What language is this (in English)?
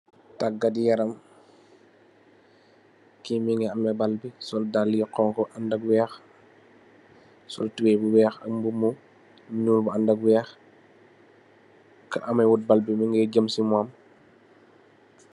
Wolof